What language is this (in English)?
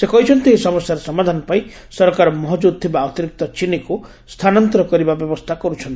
Odia